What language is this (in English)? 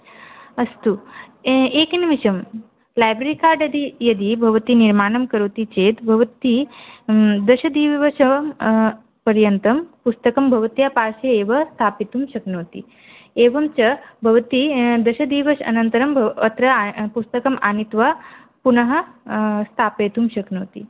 Sanskrit